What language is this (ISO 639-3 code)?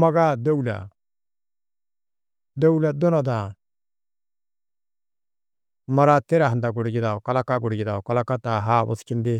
tuq